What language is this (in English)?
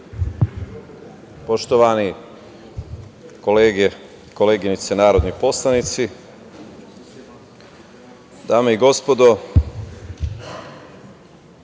Serbian